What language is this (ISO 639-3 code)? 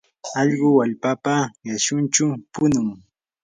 qur